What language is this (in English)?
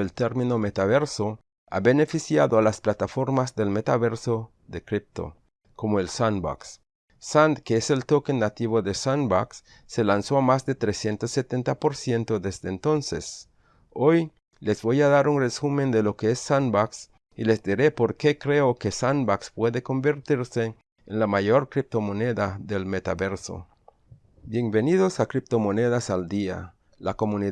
Spanish